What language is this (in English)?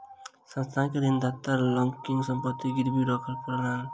Maithili